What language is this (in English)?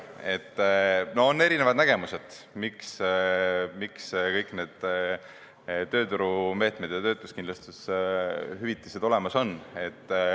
Estonian